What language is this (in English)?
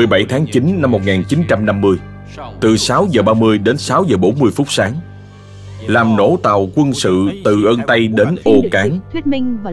Vietnamese